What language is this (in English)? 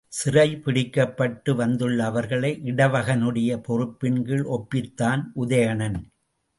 Tamil